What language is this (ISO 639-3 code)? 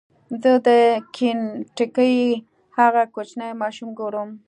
pus